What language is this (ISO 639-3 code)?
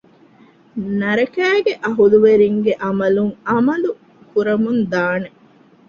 div